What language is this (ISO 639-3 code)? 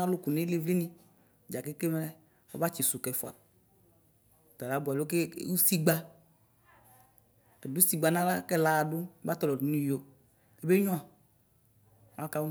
kpo